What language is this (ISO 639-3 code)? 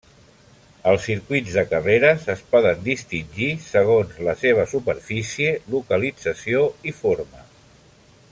cat